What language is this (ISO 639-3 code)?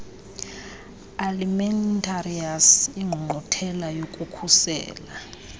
xho